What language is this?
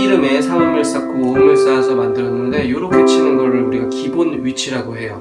Korean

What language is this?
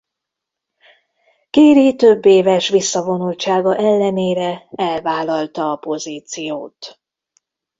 Hungarian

